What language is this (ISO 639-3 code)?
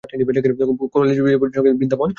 ben